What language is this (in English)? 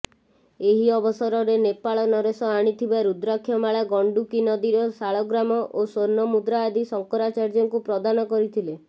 Odia